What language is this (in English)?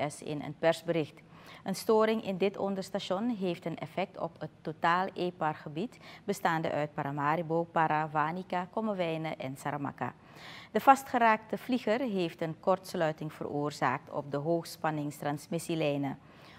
Dutch